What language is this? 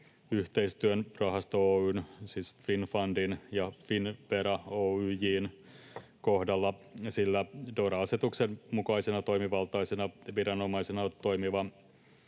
Finnish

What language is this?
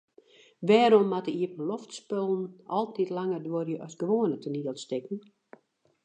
Western Frisian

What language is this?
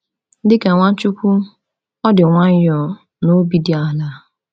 Igbo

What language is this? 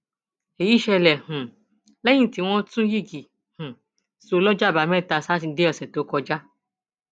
Yoruba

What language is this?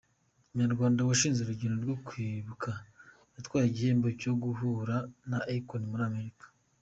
Kinyarwanda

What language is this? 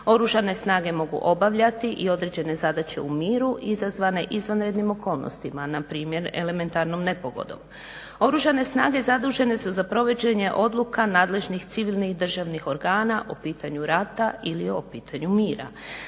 Croatian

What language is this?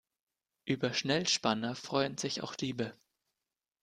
German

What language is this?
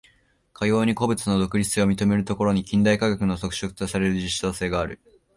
Japanese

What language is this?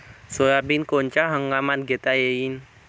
Marathi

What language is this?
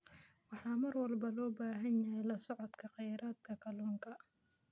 Somali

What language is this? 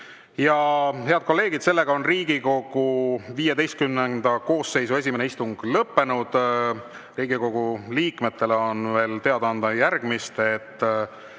Estonian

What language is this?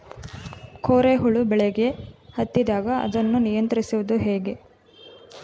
Kannada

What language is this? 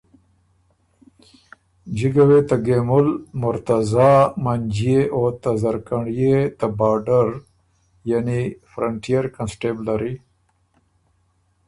Ormuri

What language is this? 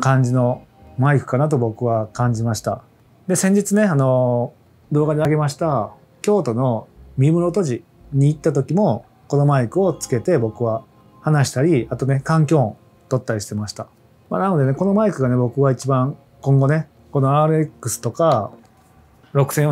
Japanese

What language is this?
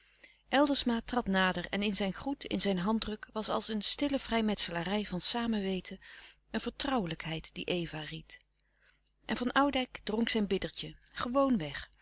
Dutch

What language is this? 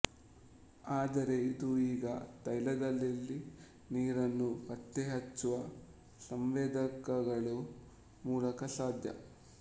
Kannada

